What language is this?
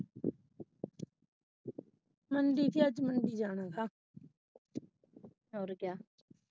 Punjabi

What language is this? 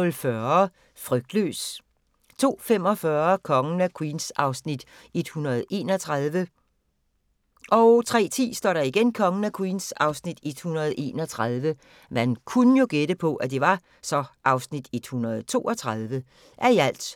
Danish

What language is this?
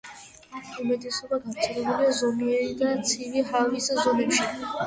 Georgian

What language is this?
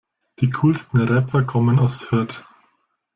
German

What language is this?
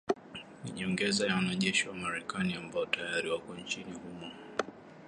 Swahili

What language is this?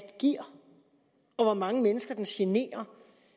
Danish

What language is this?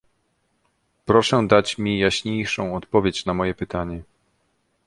Polish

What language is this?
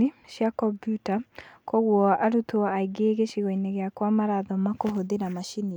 Kikuyu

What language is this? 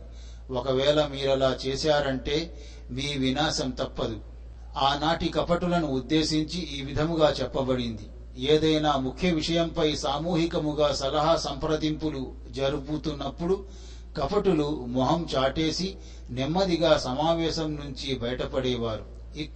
Telugu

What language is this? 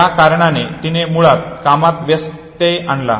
Marathi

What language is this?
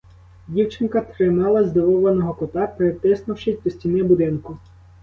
Ukrainian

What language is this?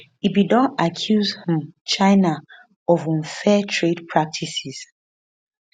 Nigerian Pidgin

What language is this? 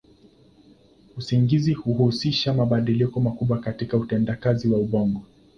Swahili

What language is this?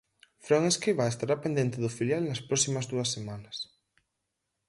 Galician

